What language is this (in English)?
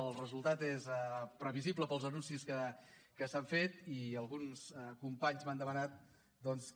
Catalan